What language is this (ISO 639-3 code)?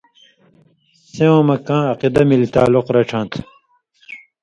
mvy